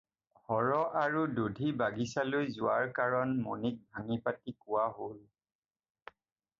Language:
Assamese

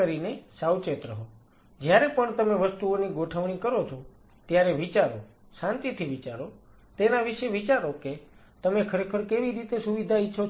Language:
Gujarati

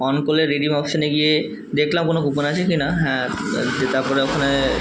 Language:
Bangla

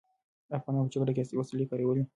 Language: Pashto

